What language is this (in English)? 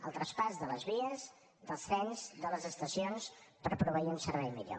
Catalan